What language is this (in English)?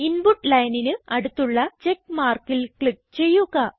Malayalam